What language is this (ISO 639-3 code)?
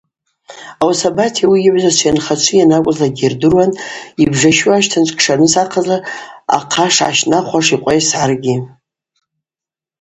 abq